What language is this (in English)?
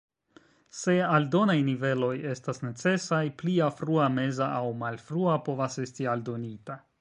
Esperanto